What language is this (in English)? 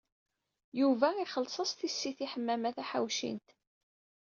Kabyle